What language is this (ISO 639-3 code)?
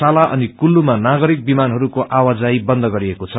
nep